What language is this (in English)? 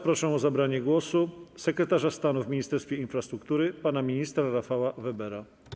Polish